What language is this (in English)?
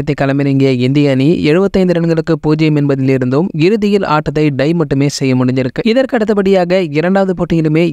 Tamil